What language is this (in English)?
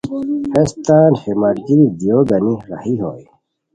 Khowar